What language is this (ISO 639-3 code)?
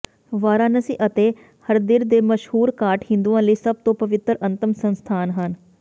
pan